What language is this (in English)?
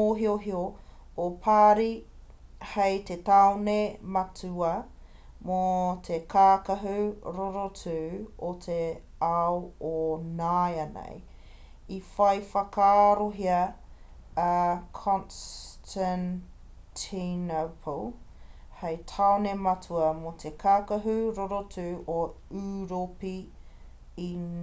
Māori